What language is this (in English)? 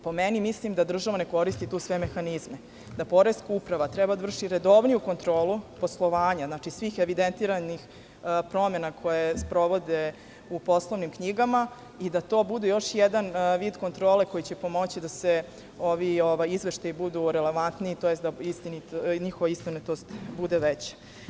Serbian